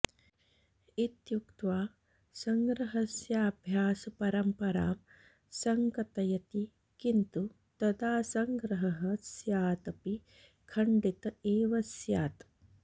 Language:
Sanskrit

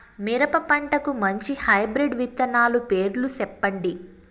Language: Telugu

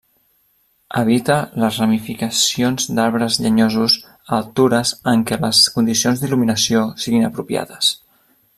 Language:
Catalan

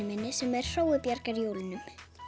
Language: Icelandic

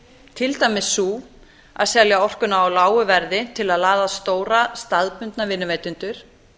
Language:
Icelandic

